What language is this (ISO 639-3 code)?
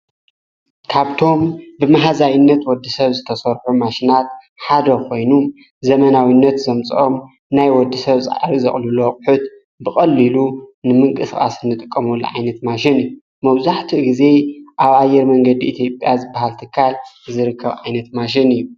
tir